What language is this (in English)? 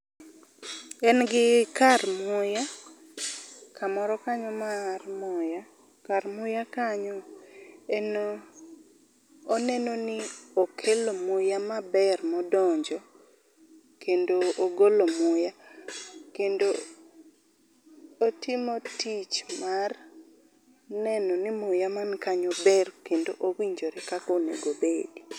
Luo (Kenya and Tanzania)